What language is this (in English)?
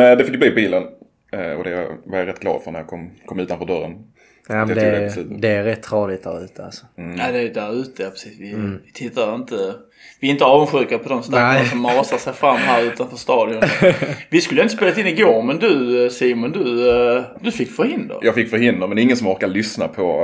Swedish